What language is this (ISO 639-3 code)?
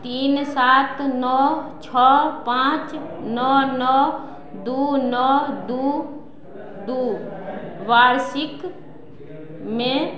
mai